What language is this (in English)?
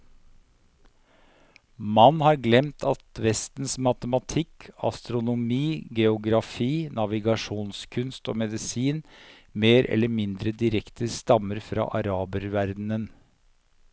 Norwegian